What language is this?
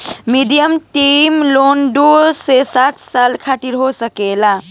Bhojpuri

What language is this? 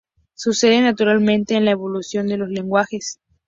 Spanish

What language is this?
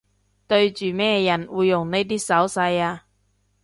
Cantonese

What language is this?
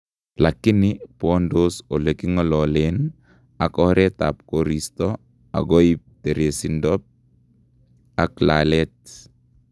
Kalenjin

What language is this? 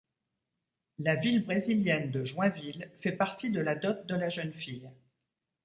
French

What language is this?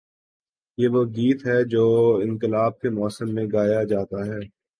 Urdu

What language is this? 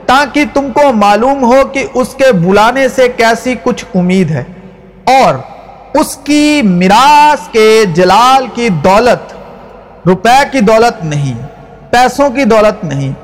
Urdu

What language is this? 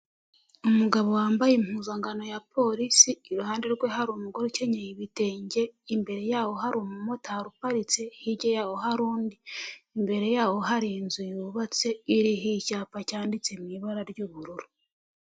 Kinyarwanda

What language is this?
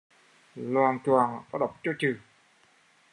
Vietnamese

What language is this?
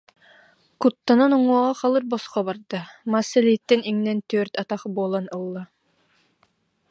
Yakut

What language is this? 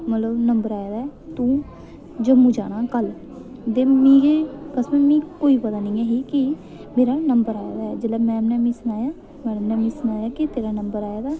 Dogri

